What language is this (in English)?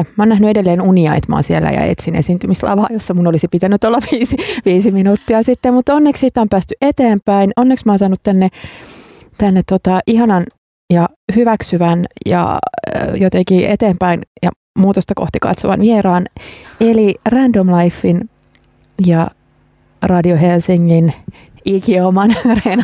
Finnish